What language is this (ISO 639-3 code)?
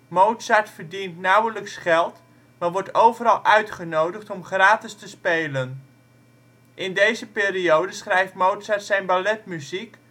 nld